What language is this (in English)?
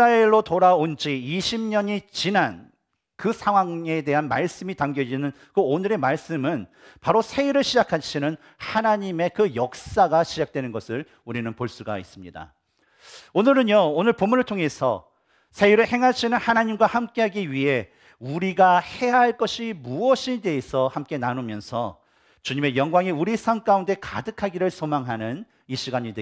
Korean